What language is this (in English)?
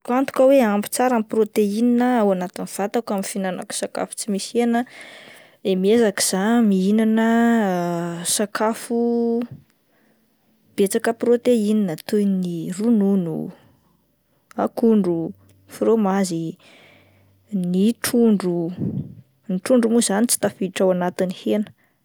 Malagasy